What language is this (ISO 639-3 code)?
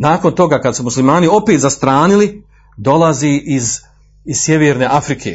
hrv